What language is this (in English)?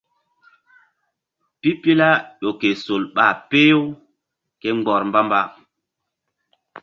Mbum